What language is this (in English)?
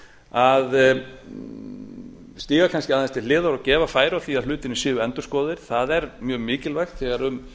Icelandic